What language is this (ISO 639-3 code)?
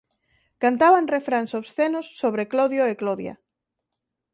glg